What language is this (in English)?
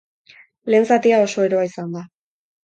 Basque